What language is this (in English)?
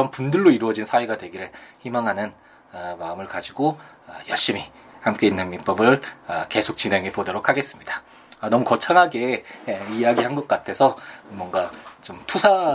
Korean